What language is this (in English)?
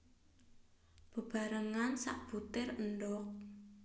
Javanese